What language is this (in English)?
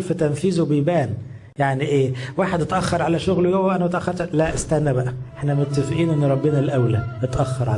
Arabic